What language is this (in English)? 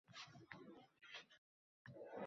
Uzbek